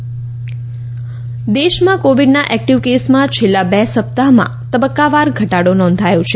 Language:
Gujarati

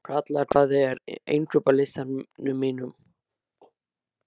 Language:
Icelandic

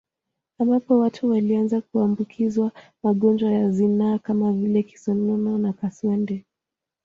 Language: Swahili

